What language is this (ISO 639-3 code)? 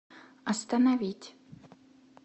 rus